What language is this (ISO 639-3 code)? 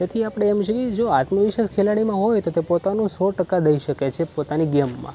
guj